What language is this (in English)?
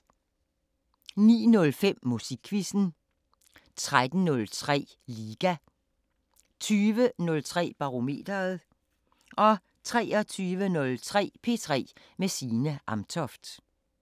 Danish